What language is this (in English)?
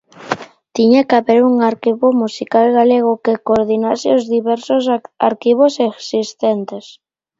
Galician